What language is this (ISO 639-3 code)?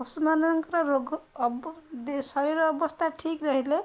ori